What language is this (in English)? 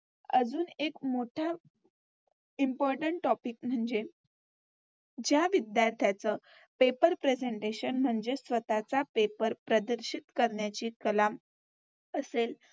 Marathi